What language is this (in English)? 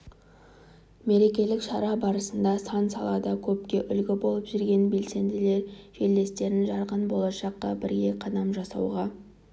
Kazakh